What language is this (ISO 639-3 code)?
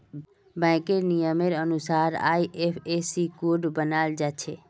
mag